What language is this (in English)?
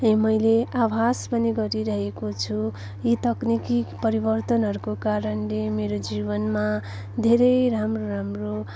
Nepali